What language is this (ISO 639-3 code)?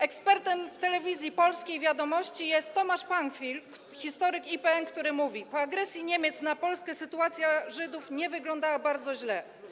pol